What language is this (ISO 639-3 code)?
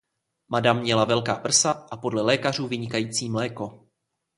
ces